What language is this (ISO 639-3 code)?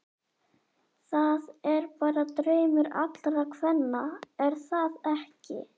isl